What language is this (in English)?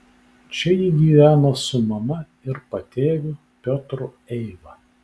Lithuanian